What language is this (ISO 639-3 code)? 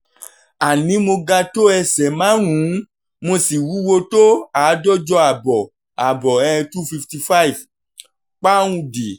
yor